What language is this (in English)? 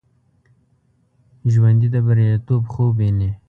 Pashto